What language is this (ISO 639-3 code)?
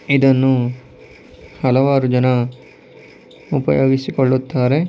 kan